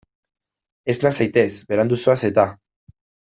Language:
Basque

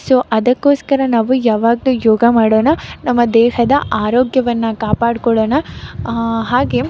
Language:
Kannada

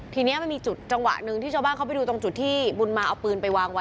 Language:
Thai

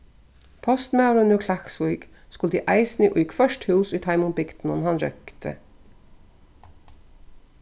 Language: Faroese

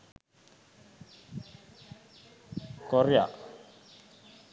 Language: Sinhala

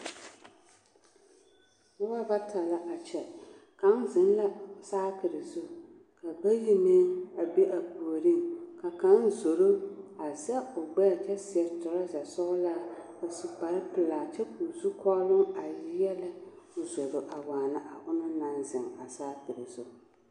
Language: Southern Dagaare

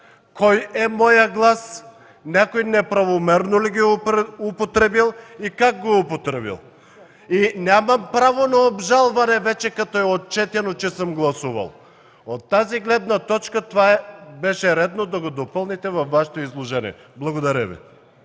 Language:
Bulgarian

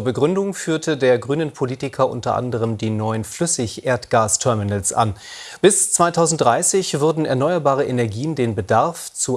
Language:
German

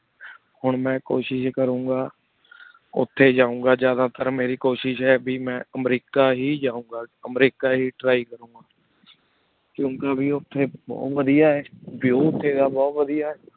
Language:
Punjabi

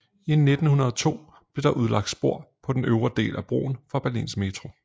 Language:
Danish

